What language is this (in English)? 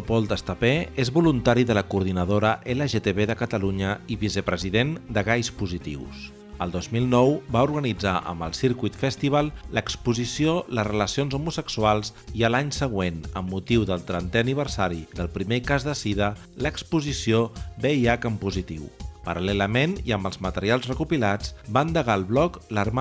Spanish